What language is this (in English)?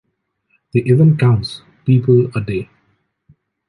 English